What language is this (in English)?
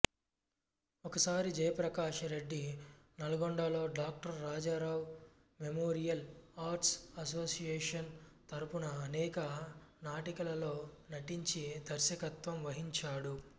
Telugu